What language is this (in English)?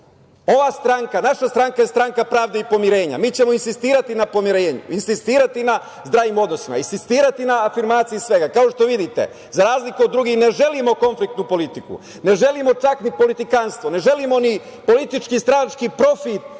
Serbian